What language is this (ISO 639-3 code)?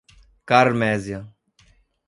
por